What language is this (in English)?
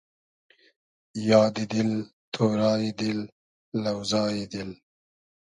Hazaragi